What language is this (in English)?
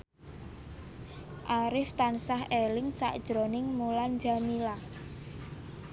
Javanese